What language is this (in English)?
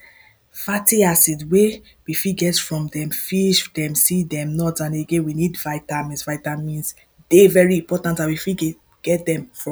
Nigerian Pidgin